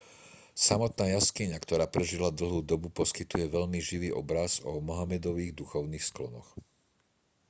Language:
Slovak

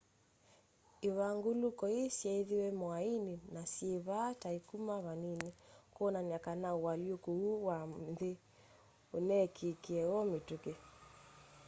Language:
Kamba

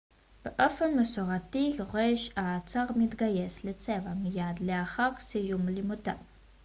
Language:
Hebrew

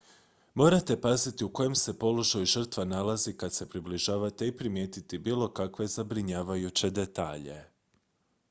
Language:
Croatian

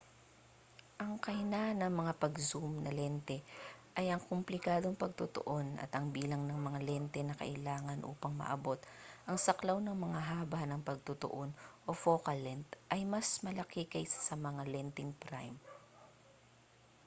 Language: Filipino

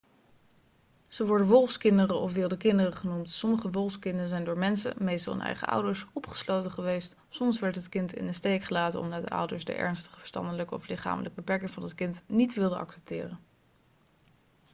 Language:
Dutch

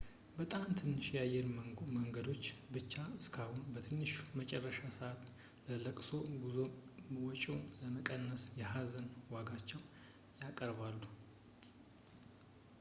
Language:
Amharic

